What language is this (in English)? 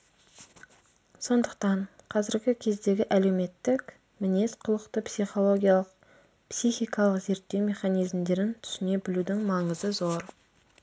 Kazakh